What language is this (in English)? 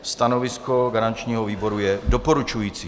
Czech